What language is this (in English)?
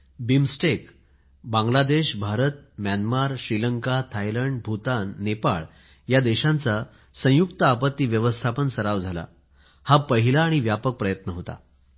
Marathi